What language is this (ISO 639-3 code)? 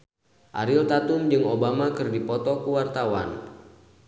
sun